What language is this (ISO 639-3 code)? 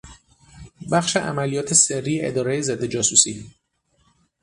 fas